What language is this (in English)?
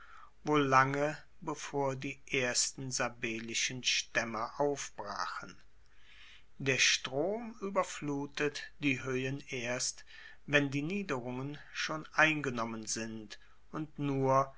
German